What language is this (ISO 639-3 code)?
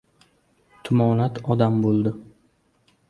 uzb